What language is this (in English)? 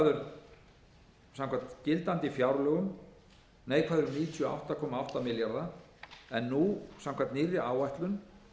Icelandic